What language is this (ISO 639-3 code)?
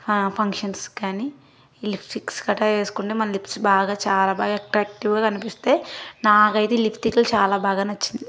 tel